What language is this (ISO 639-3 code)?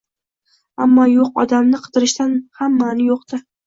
uzb